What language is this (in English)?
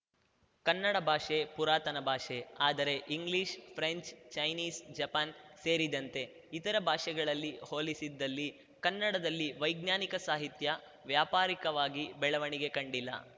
Kannada